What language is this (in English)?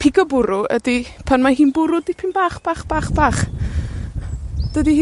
Welsh